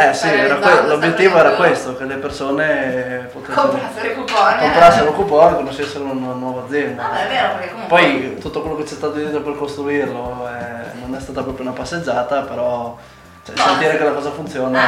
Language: Italian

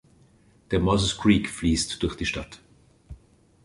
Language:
German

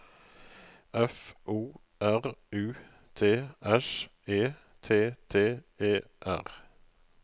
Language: Norwegian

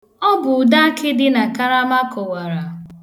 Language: Igbo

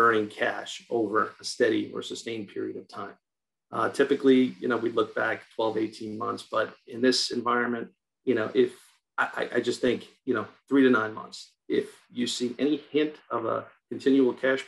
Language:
English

